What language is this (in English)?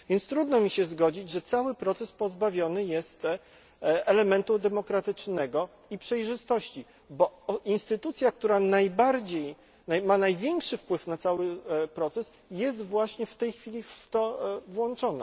Polish